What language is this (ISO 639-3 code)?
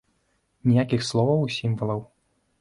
bel